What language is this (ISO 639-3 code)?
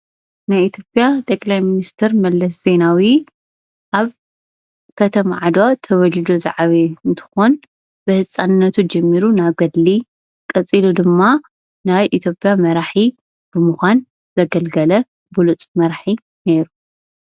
tir